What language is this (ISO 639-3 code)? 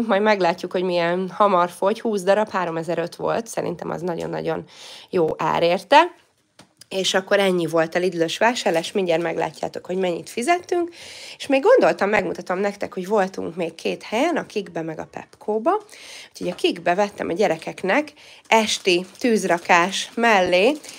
hun